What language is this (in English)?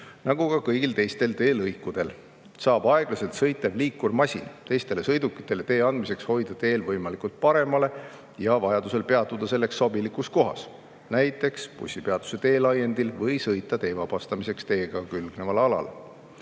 Estonian